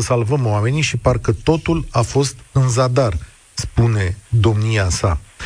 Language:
Romanian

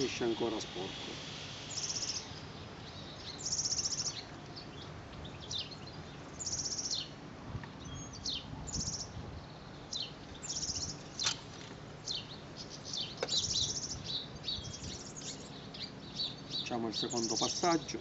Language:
Italian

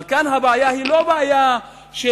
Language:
Hebrew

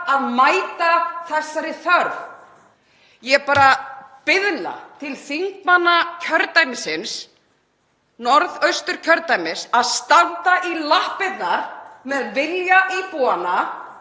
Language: Icelandic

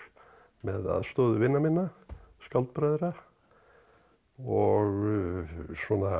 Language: Icelandic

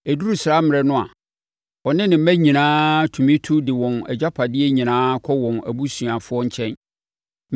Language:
Akan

